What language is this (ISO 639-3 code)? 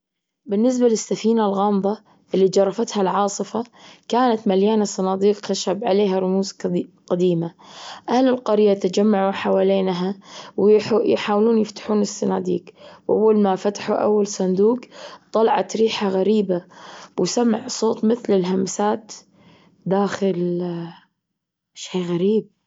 afb